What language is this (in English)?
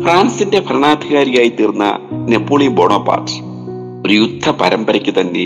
Malayalam